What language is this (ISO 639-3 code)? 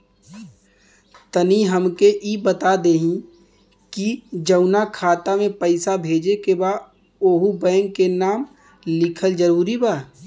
bho